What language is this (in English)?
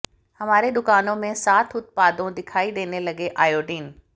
Hindi